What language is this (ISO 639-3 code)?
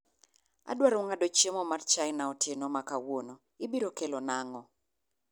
luo